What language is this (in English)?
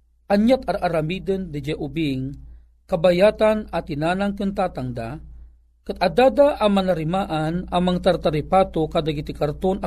Filipino